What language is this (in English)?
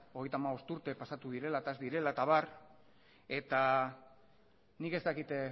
Basque